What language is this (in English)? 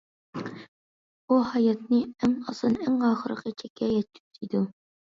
Uyghur